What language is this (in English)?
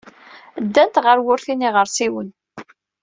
Kabyle